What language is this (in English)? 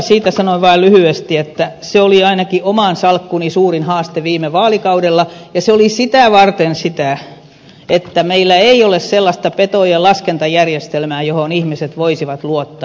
Finnish